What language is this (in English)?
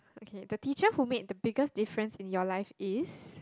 English